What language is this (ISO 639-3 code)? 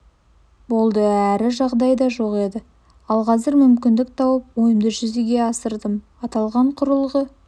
kaz